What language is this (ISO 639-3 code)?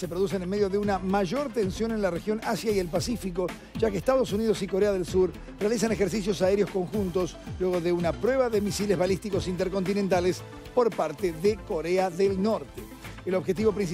spa